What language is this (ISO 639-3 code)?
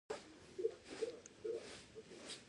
pus